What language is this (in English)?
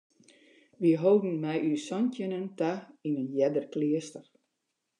Western Frisian